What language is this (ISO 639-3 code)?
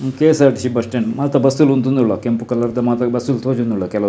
tcy